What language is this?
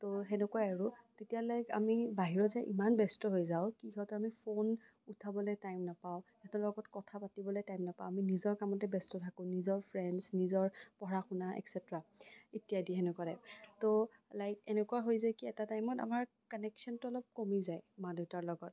Assamese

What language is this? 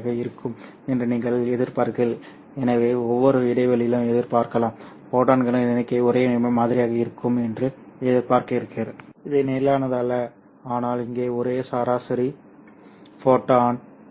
Tamil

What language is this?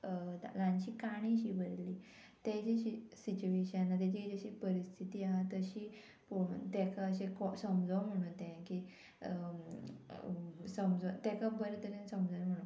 Konkani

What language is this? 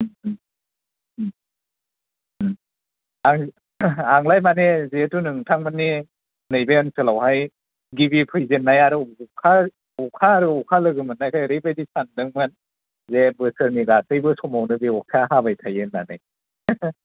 Bodo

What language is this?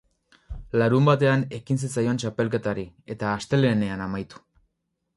Basque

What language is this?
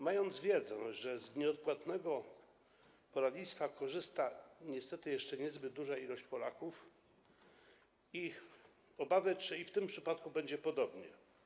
Polish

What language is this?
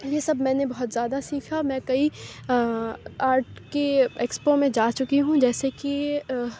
Urdu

